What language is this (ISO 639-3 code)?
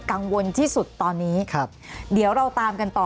tha